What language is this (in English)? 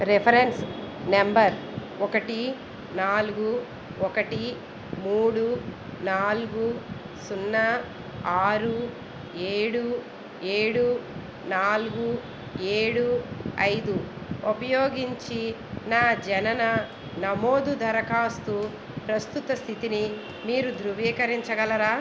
Telugu